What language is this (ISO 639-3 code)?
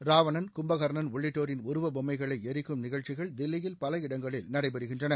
tam